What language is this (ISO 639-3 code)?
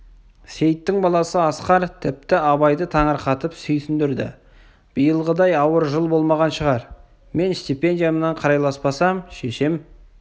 kaz